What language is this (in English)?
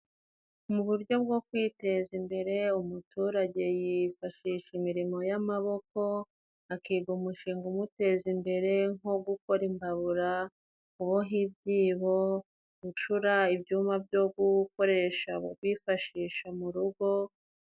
Kinyarwanda